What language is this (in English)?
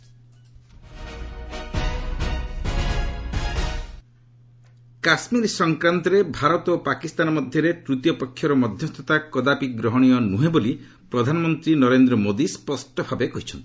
Odia